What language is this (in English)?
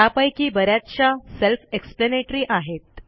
Marathi